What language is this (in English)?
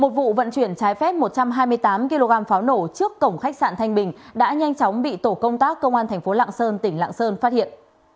Vietnamese